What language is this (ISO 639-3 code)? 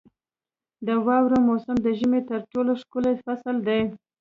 pus